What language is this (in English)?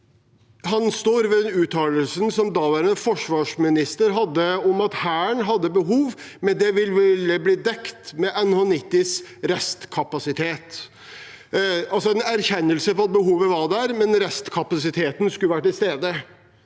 Norwegian